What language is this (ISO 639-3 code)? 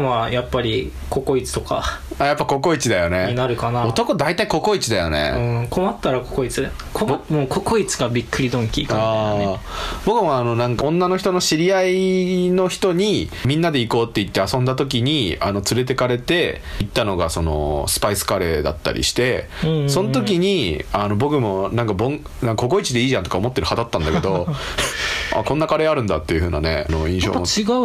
jpn